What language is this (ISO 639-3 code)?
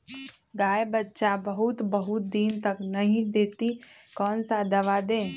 mag